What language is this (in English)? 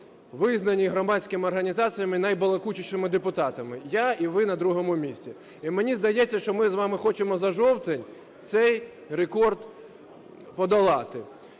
Ukrainian